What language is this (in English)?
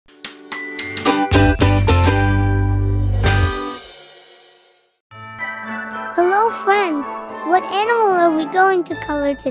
English